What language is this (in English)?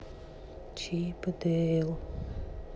Russian